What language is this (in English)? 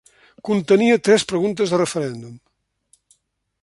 Catalan